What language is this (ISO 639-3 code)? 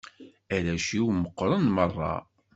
kab